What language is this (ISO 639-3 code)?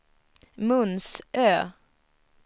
swe